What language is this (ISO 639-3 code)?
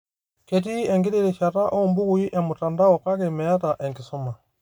mas